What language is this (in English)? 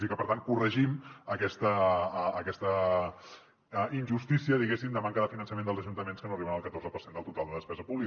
Catalan